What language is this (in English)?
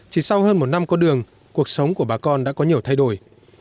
Vietnamese